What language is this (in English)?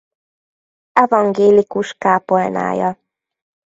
Hungarian